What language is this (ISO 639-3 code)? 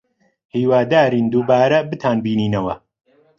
ckb